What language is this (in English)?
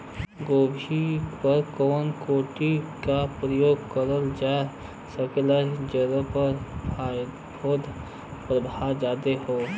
Bhojpuri